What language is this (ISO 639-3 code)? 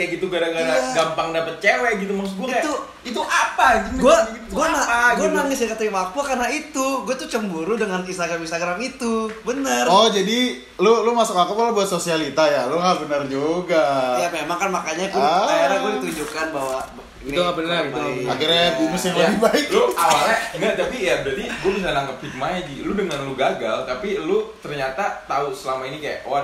ind